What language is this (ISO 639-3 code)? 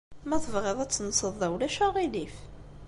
kab